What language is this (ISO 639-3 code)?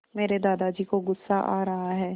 hin